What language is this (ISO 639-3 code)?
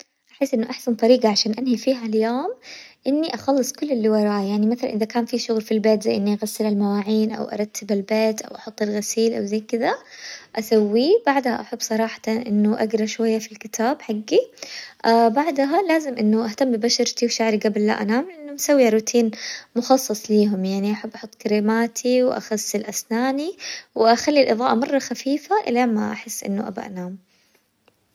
acw